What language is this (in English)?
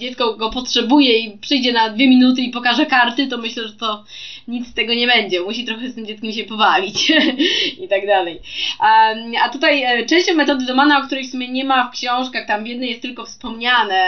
Polish